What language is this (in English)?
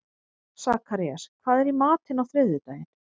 Icelandic